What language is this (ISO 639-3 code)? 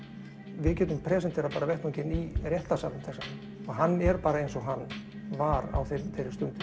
isl